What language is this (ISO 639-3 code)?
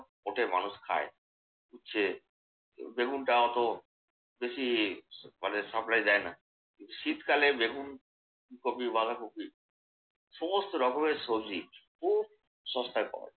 ben